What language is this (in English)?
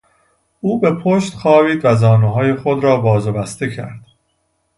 Persian